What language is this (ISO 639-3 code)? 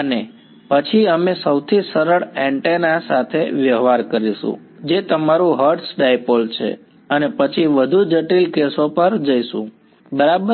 guj